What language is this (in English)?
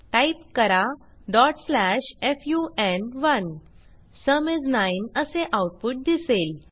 Marathi